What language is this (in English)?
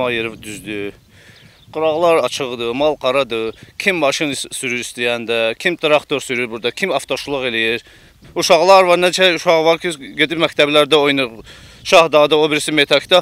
Turkish